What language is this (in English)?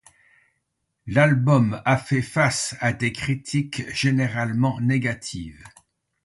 French